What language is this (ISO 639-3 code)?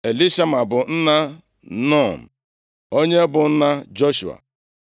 ibo